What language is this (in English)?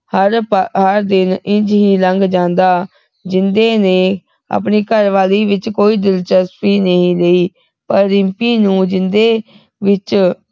Punjabi